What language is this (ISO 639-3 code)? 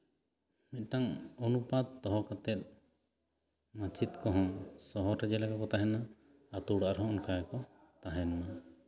sat